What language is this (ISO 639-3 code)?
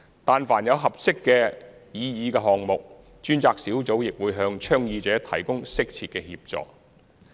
yue